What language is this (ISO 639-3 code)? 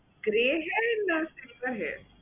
ben